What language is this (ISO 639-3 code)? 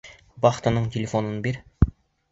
bak